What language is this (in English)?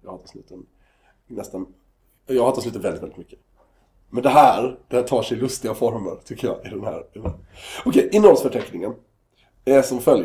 Swedish